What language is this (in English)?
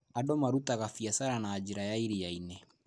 Kikuyu